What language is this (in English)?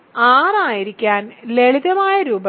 Malayalam